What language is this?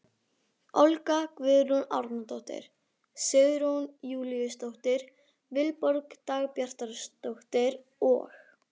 Icelandic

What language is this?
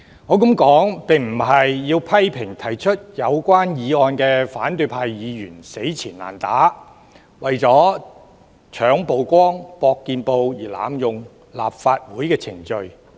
Cantonese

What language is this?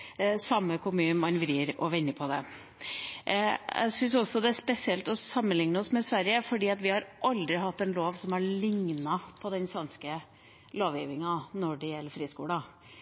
Norwegian Bokmål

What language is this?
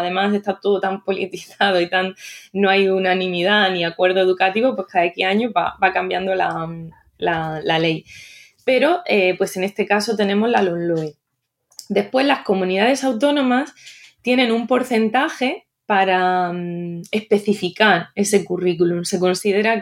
Spanish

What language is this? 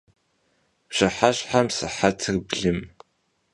Kabardian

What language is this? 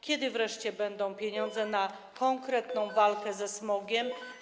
Polish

